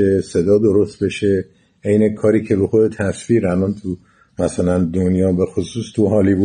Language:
Persian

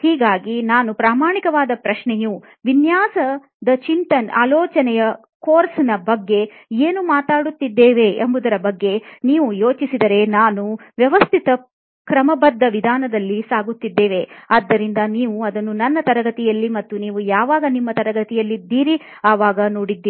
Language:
Kannada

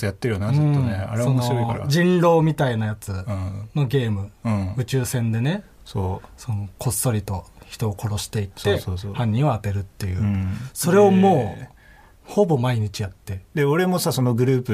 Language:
Japanese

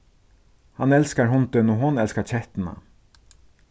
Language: Faroese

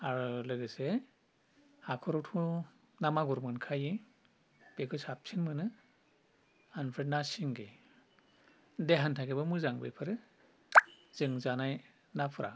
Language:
Bodo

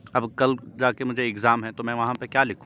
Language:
Urdu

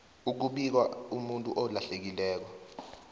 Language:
South Ndebele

